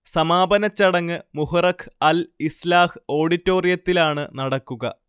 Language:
Malayalam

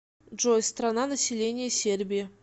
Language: Russian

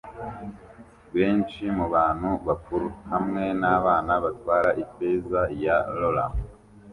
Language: Kinyarwanda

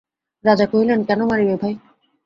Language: Bangla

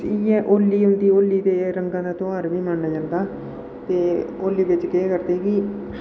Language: Dogri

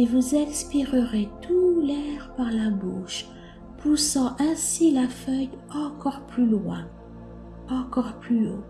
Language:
French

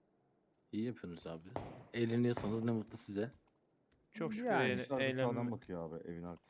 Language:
Turkish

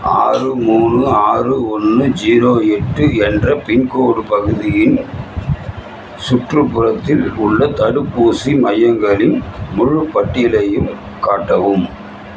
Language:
Tamil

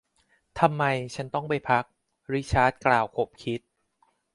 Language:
Thai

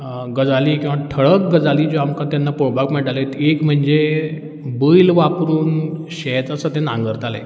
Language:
Konkani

